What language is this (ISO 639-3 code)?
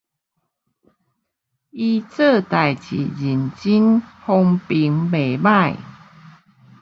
nan